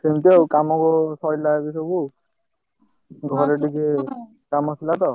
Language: Odia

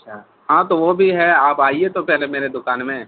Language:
Urdu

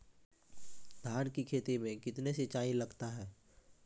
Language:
Maithili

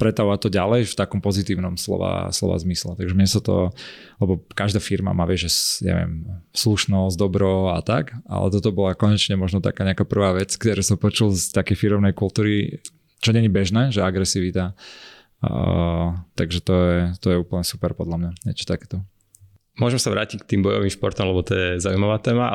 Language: Slovak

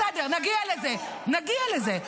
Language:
Hebrew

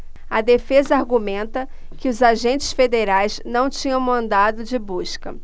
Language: Portuguese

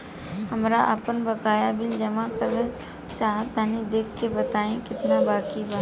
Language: Bhojpuri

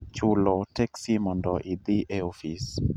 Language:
Luo (Kenya and Tanzania)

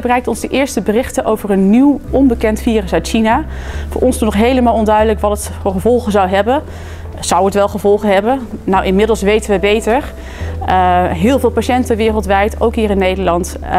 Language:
Dutch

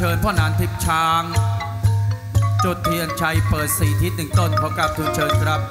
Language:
Thai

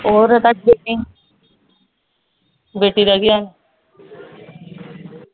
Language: Punjabi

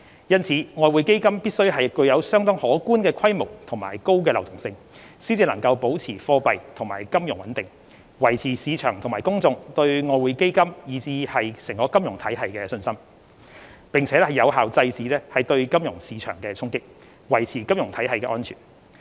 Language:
Cantonese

